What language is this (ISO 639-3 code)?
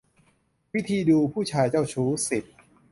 tha